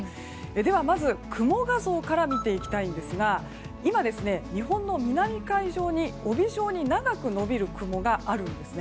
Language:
Japanese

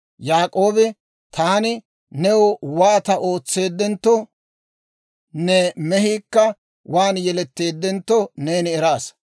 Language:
Dawro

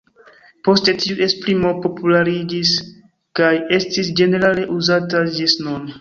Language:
Esperanto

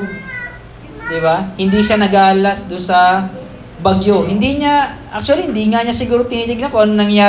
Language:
Filipino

